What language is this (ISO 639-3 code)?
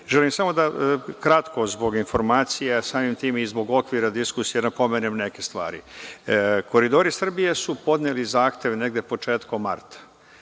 srp